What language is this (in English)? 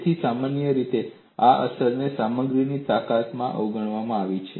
Gujarati